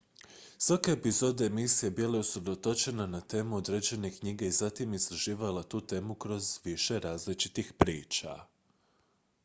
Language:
Croatian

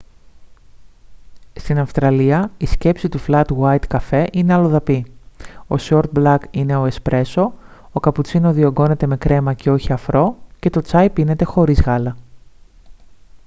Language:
Greek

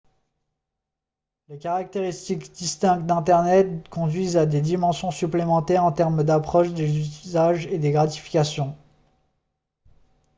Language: French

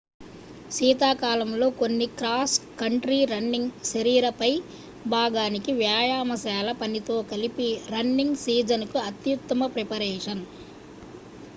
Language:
Telugu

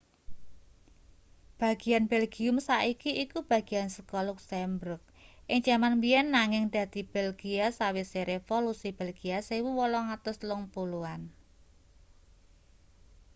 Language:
Javanese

